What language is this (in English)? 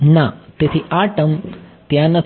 Gujarati